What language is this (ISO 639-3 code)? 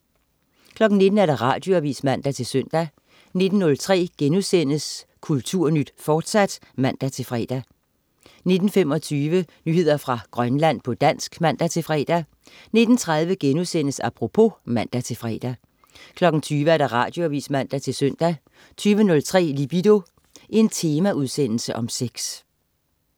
dan